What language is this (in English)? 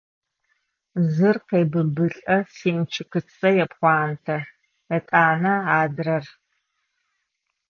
Adyghe